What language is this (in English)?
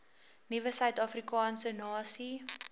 Afrikaans